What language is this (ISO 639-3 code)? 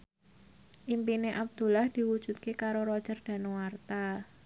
jav